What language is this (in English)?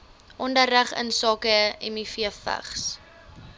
Afrikaans